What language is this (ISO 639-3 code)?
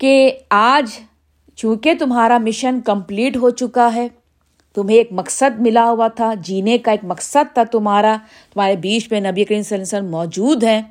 urd